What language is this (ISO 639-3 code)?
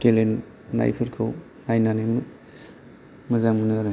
brx